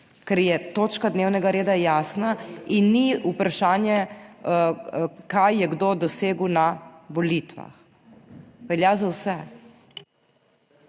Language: Slovenian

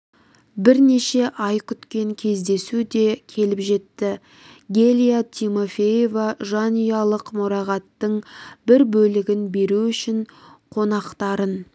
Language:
Kazakh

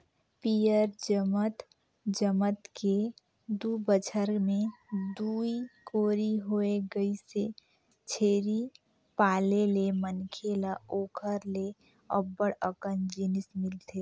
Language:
Chhattisgarhi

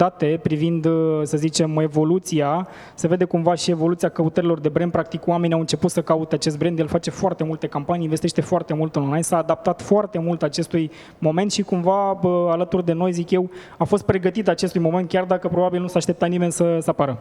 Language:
Romanian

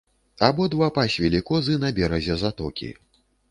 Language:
Belarusian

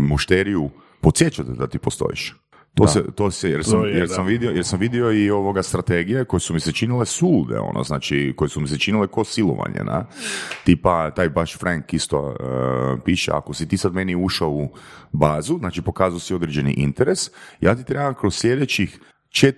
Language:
Croatian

